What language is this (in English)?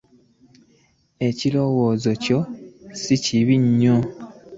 Ganda